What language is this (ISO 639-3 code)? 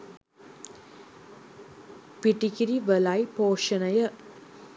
sin